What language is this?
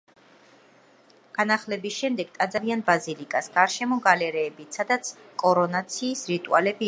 Georgian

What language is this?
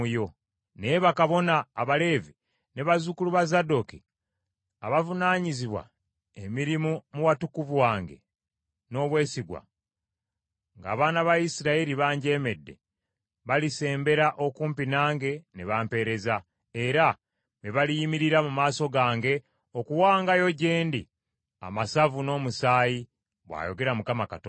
Ganda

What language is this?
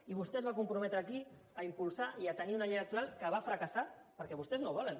Catalan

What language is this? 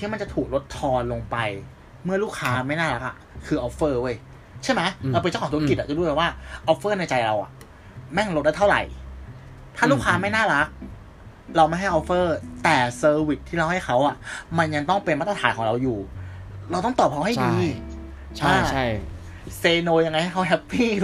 Thai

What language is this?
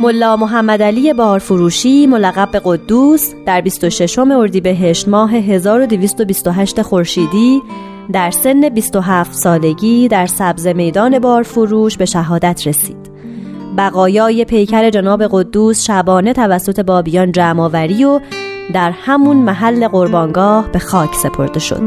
Persian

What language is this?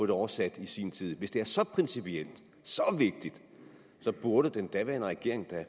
Danish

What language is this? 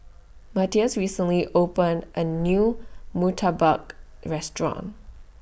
English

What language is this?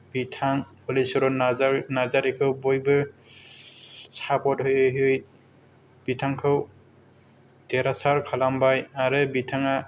Bodo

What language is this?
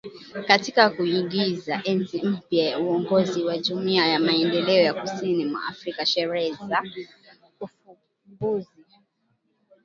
Swahili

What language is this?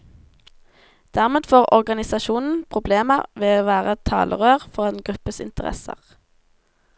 Norwegian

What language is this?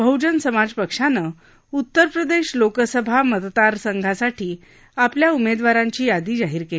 Marathi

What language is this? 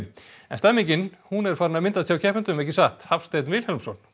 Icelandic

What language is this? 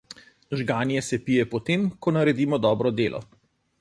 Slovenian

